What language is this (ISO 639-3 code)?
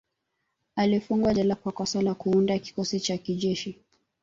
swa